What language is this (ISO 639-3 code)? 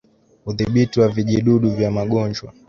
swa